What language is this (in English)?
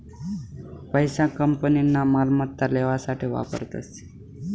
Marathi